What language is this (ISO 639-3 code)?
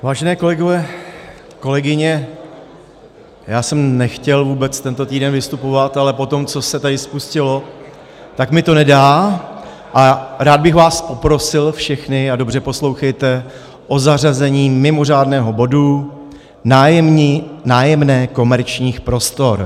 ces